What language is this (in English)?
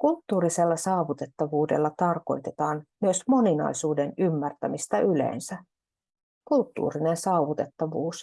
Finnish